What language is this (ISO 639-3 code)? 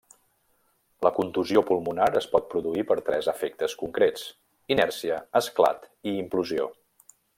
cat